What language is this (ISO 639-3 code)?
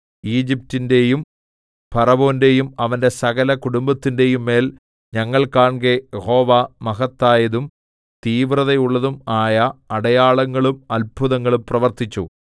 mal